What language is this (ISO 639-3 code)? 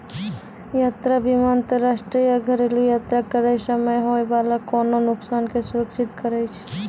mai